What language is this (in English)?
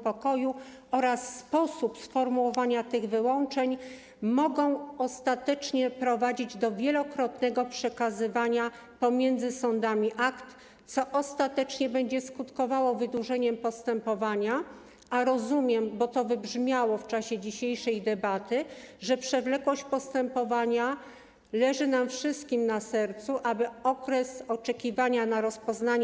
Polish